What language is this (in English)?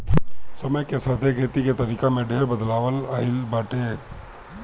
Bhojpuri